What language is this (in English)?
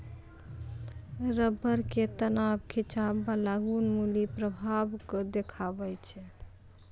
Maithili